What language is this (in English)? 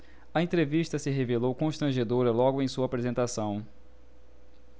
Portuguese